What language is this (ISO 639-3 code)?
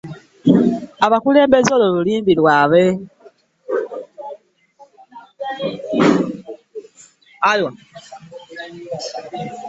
lug